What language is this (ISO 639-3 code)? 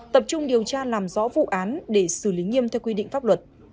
vie